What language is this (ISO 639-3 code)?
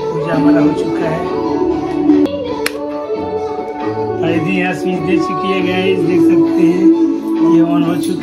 hin